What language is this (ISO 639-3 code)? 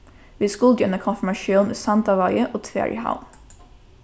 fao